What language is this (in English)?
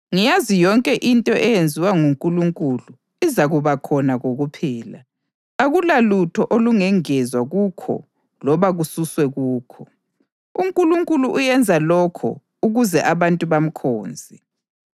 North Ndebele